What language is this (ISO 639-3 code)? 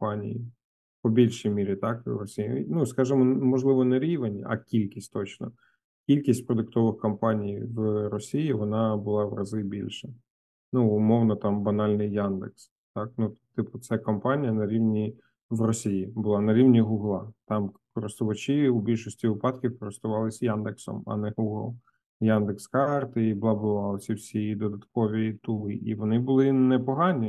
ukr